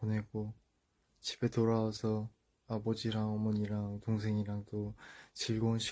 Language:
Korean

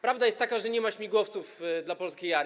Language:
Polish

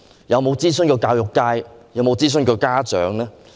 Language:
Cantonese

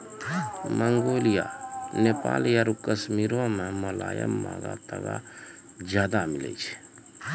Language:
Maithili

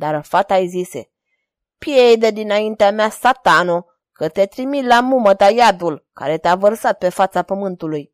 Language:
Romanian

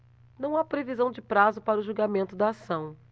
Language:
Portuguese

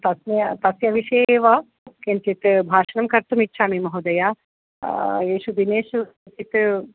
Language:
Sanskrit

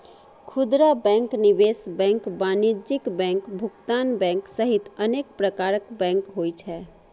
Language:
Maithili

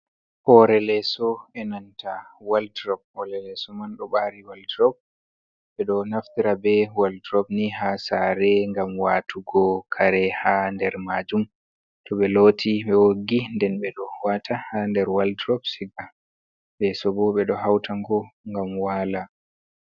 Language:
Fula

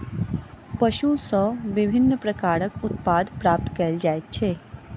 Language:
Maithili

